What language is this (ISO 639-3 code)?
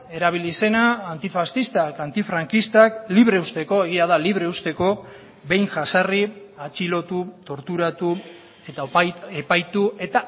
eus